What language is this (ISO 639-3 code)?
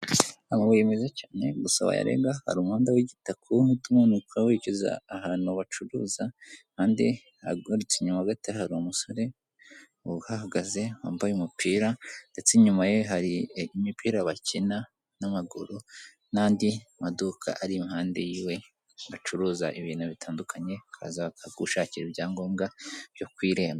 kin